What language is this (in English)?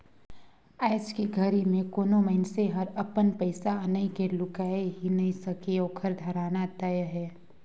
Chhattisgarhi